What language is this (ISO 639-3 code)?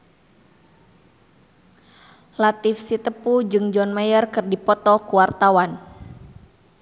sun